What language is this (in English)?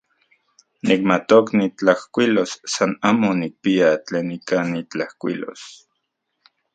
Central Puebla Nahuatl